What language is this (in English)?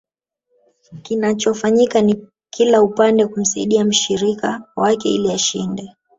Swahili